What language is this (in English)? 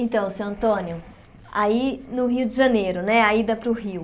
Portuguese